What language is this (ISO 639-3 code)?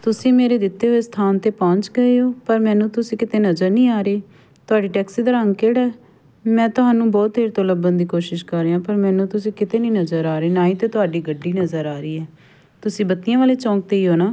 pan